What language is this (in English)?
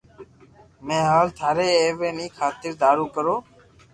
Loarki